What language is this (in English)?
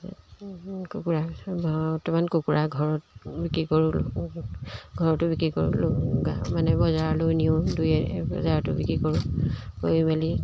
Assamese